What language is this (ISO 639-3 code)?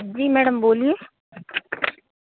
hin